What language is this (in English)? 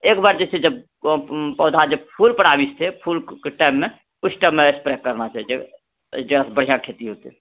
Maithili